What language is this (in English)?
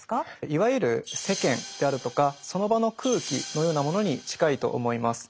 Japanese